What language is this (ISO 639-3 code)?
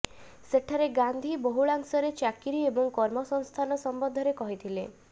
ori